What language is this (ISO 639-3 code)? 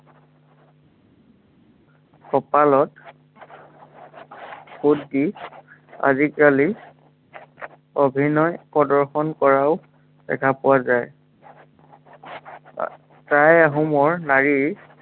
asm